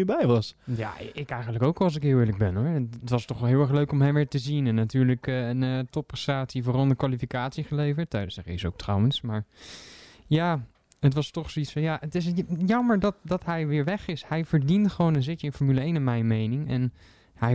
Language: Dutch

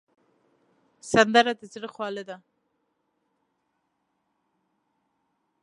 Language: Pashto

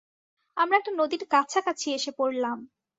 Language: Bangla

